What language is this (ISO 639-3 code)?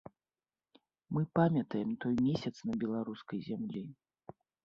bel